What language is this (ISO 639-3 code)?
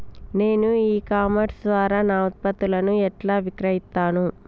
tel